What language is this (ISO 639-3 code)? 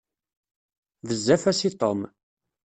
kab